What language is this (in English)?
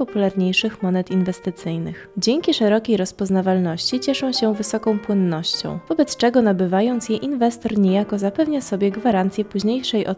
Polish